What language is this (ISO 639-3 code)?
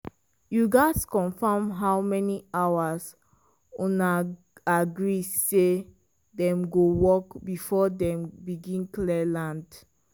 pcm